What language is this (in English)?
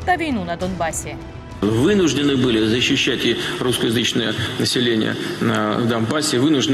Ukrainian